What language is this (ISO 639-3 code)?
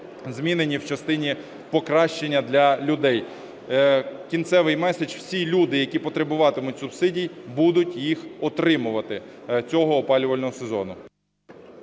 ukr